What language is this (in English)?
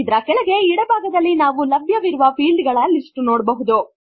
Kannada